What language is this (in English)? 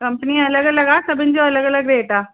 Sindhi